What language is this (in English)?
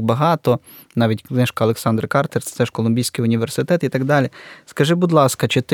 Ukrainian